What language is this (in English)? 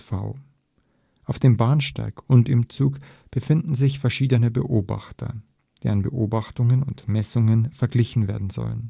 German